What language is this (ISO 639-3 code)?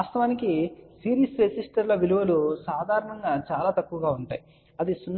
tel